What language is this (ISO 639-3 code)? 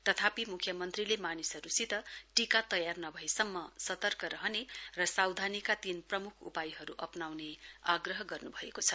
nep